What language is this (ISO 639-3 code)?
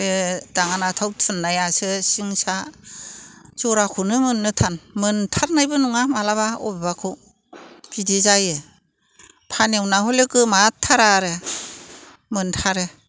brx